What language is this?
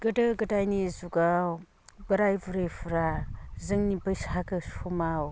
Bodo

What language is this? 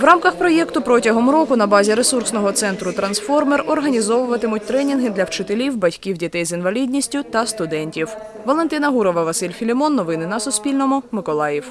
Ukrainian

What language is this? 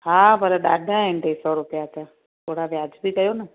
Sindhi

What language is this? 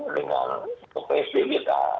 Indonesian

